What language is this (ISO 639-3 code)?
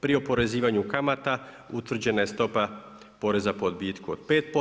hrv